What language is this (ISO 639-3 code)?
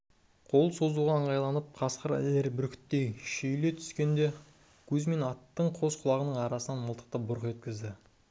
kaz